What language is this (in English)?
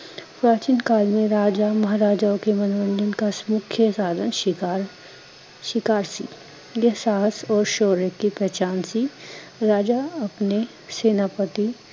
Punjabi